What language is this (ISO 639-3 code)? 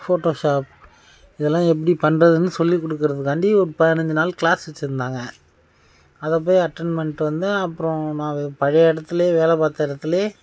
tam